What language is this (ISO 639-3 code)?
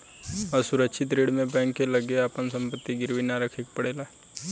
bho